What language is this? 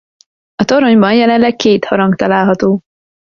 Hungarian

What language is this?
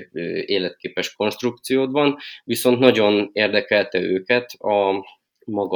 Hungarian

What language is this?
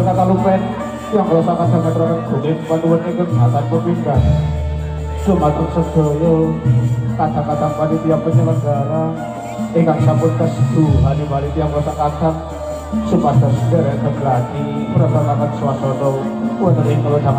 Indonesian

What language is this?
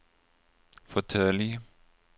Swedish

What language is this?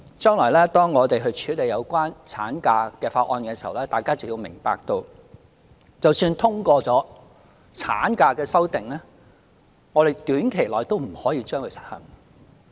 Cantonese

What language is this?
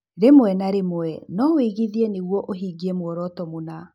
Kikuyu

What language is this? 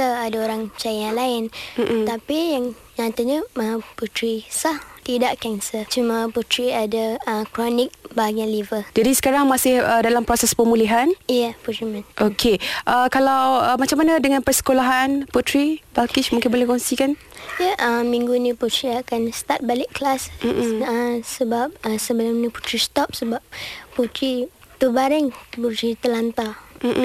Malay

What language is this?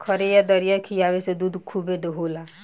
Bhojpuri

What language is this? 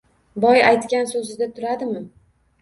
Uzbek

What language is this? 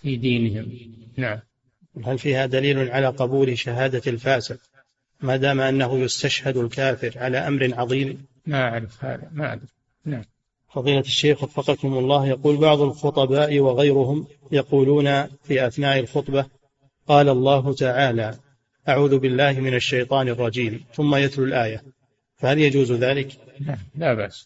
Arabic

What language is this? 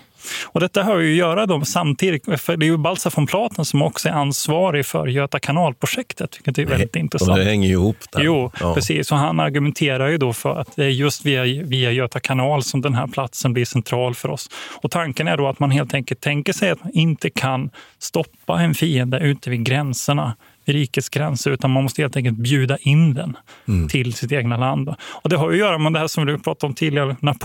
Swedish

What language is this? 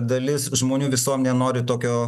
Lithuanian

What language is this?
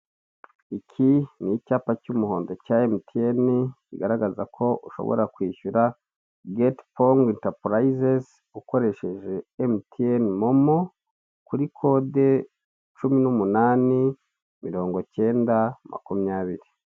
Kinyarwanda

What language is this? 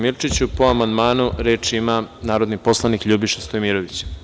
Serbian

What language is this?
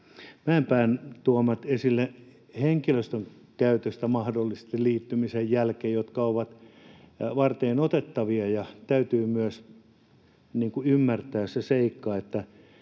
Finnish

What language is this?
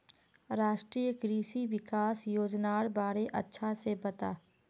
Magahi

